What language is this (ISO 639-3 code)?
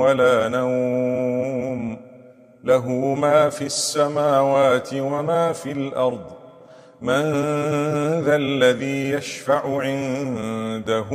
ara